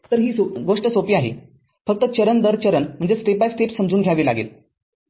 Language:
Marathi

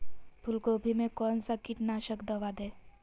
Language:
Magahi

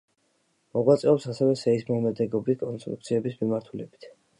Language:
Georgian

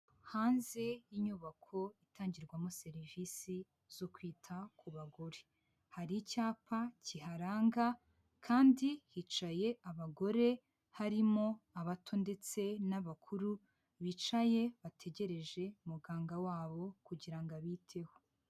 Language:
Kinyarwanda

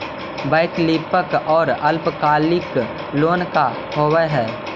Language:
Magahi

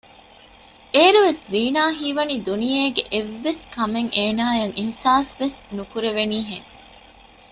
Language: Divehi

